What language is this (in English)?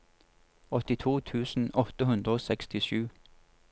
Norwegian